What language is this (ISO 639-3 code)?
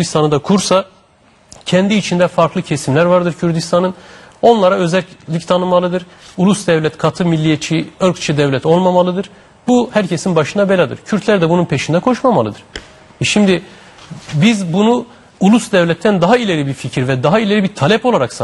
tur